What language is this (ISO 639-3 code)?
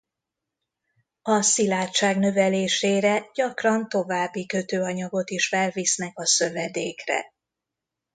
hun